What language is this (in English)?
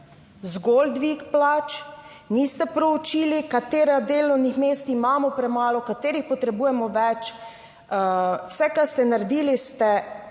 Slovenian